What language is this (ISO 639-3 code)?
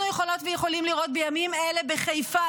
heb